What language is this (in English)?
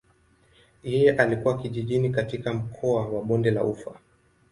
Swahili